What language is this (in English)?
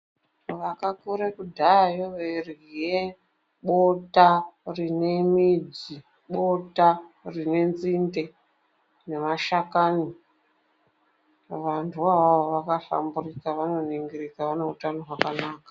Ndau